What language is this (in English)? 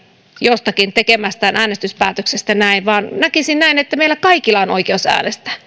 Finnish